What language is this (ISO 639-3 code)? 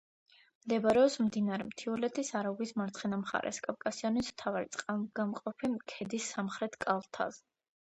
kat